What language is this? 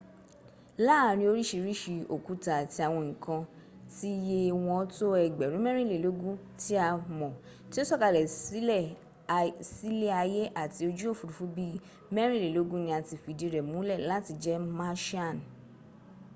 Yoruba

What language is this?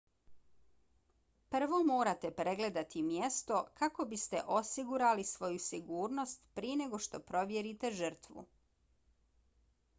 Bosnian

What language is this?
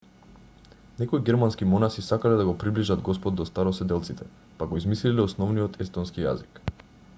Macedonian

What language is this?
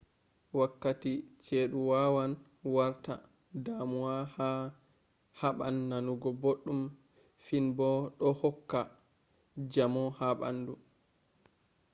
Fula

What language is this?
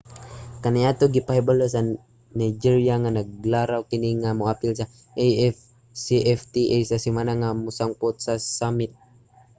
Cebuano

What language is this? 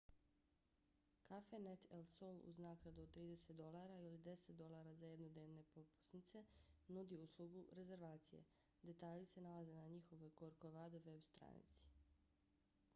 Bosnian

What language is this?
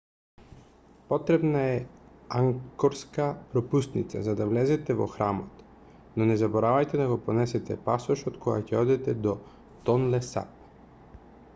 Macedonian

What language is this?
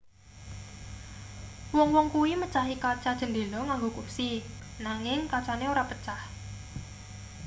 Javanese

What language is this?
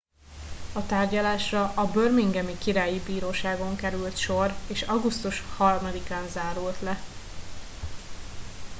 Hungarian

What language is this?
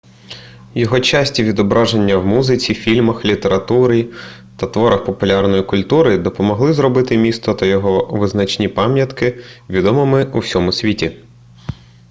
Ukrainian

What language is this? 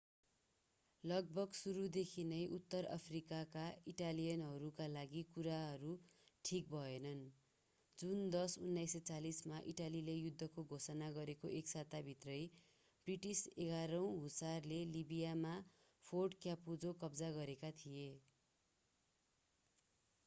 Nepali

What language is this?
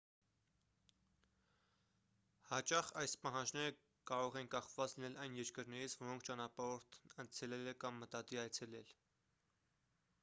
Armenian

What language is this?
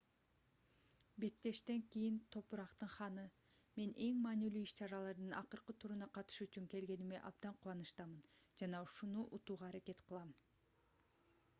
Kyrgyz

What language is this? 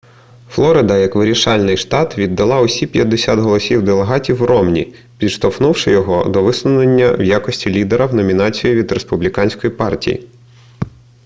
Ukrainian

